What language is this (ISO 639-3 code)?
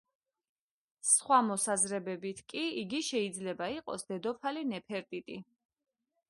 kat